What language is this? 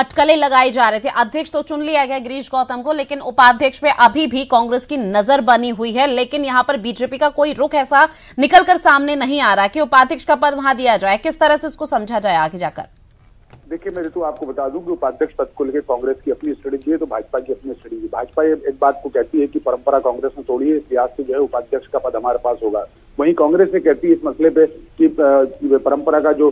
Hindi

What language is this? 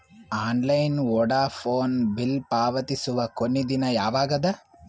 Kannada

